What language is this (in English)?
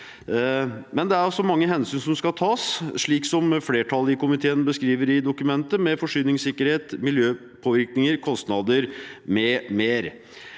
Norwegian